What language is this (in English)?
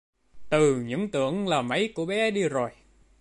Vietnamese